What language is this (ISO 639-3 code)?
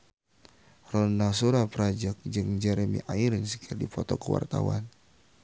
sun